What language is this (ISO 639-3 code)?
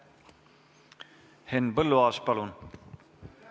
est